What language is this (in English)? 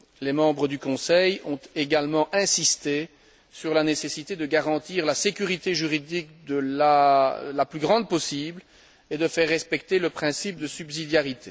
French